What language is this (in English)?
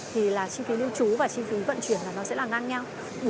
Vietnamese